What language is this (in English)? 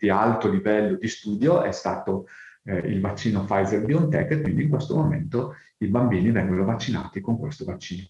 Italian